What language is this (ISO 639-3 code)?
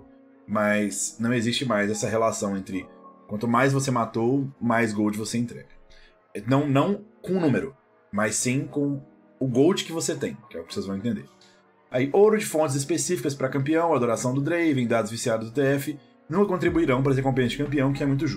por